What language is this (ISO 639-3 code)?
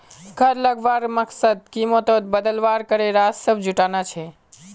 mag